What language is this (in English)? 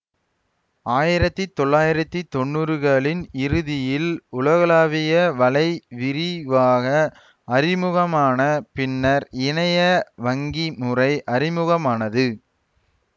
Tamil